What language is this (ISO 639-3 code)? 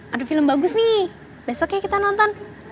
ind